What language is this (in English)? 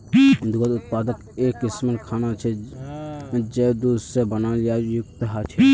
Magahi